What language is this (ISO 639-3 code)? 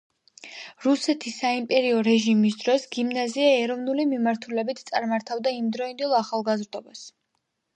kat